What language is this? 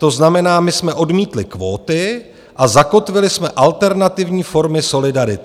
Czech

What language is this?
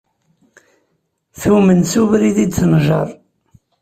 Kabyle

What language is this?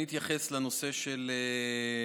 Hebrew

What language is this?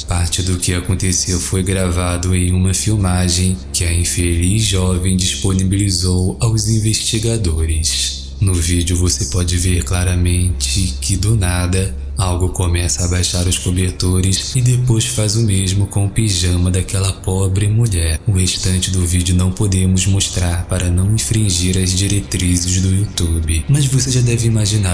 Portuguese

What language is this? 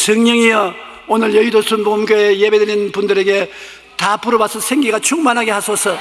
Korean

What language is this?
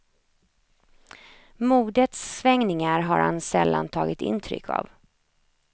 Swedish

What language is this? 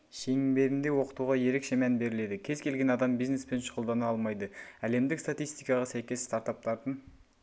Kazakh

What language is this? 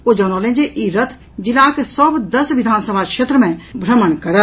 Maithili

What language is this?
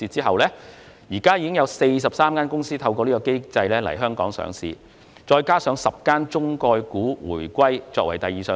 Cantonese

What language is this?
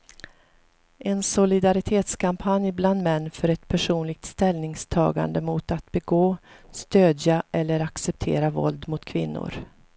Swedish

